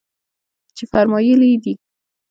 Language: Pashto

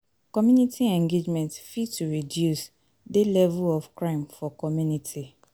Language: Nigerian Pidgin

